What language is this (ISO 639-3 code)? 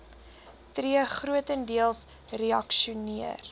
afr